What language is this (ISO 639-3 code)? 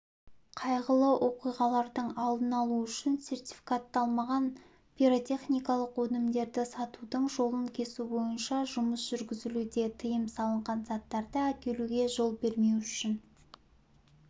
kaz